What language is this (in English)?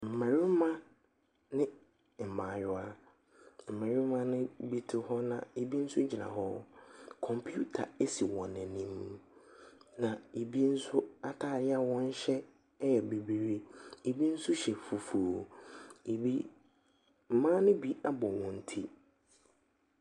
Akan